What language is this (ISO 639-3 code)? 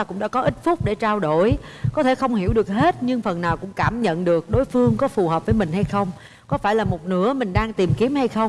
vie